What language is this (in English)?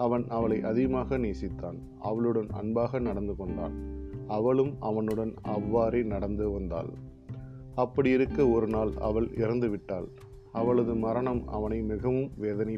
Tamil